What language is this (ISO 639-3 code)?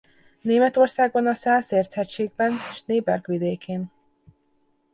hun